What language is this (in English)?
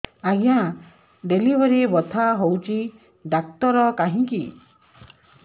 Odia